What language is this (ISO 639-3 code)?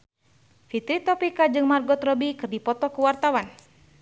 sun